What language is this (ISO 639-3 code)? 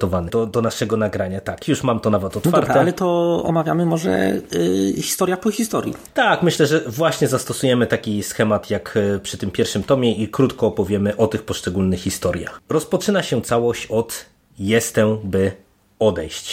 pol